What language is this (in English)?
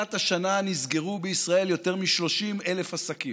Hebrew